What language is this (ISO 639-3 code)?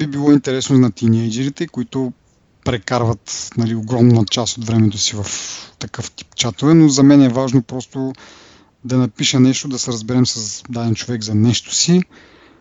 bul